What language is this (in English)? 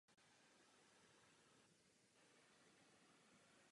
Czech